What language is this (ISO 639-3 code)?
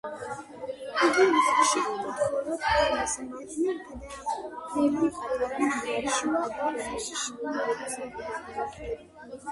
kat